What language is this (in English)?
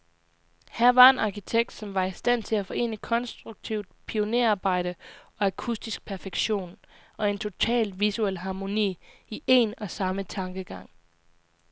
Danish